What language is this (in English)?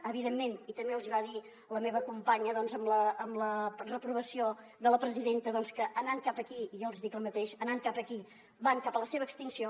Catalan